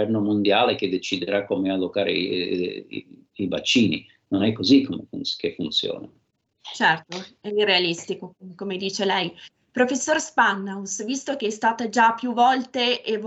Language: Italian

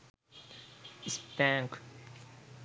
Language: Sinhala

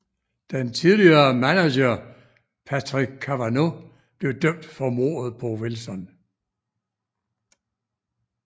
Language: Danish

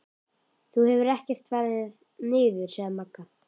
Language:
Icelandic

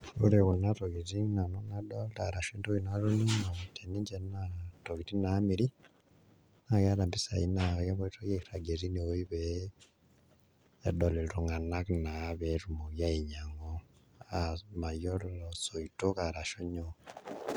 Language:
Masai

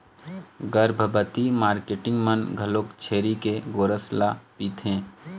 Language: Chhattisgarhi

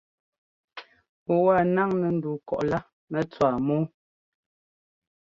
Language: Ngomba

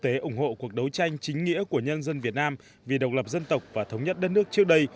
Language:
Vietnamese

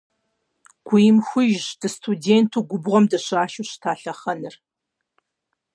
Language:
Kabardian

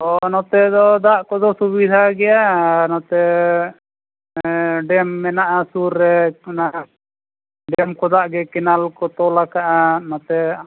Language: Santali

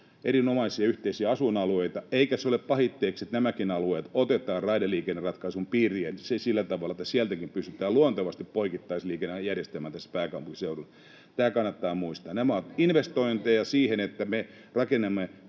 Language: Finnish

